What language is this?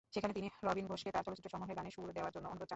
Bangla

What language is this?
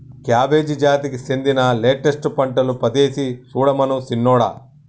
Telugu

